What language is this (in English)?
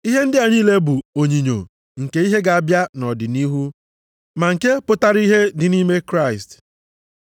Igbo